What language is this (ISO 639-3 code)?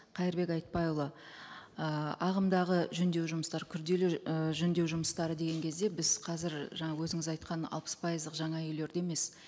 kaz